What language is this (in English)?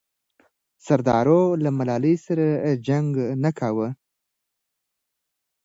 Pashto